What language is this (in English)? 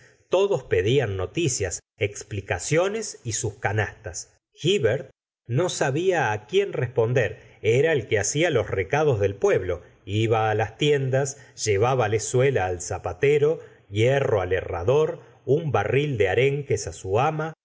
Spanish